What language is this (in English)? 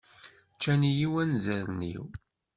Kabyle